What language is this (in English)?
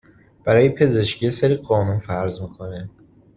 Persian